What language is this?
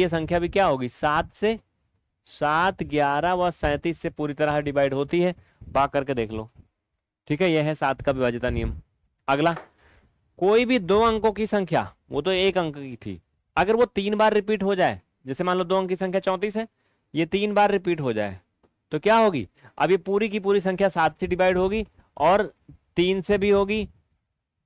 Hindi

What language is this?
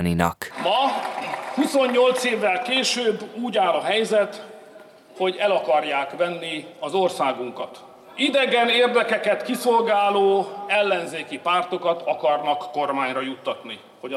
Hungarian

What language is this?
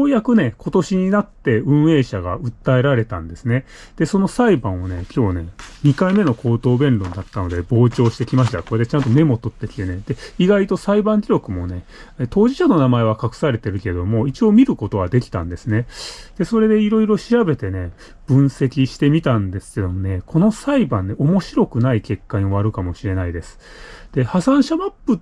Japanese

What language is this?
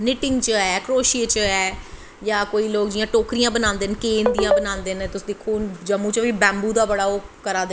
Dogri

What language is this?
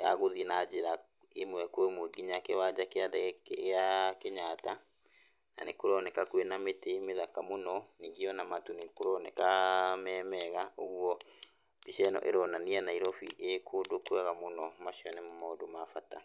Kikuyu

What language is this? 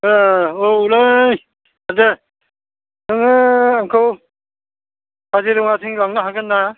Bodo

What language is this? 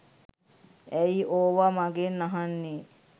Sinhala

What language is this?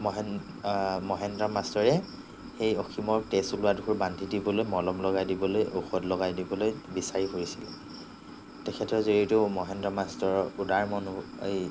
Assamese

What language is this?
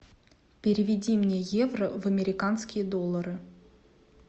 Russian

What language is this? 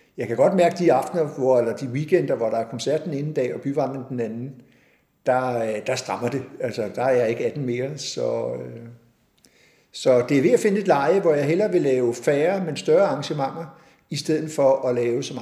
Danish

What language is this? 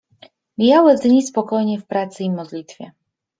Polish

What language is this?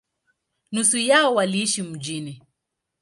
Swahili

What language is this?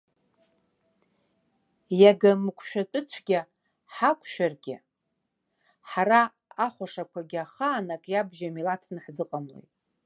Abkhazian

